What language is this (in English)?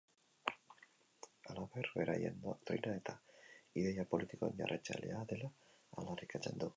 Basque